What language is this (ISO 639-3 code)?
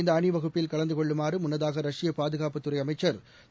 tam